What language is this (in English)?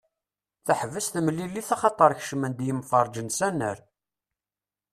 Kabyle